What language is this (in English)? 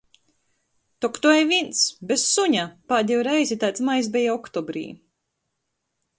Latgalian